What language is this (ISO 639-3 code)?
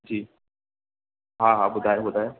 snd